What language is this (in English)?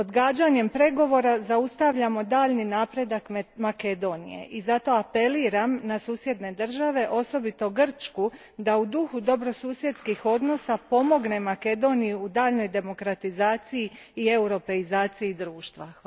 Croatian